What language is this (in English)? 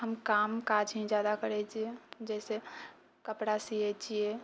Maithili